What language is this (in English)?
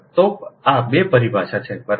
Gujarati